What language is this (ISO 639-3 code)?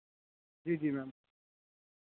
doi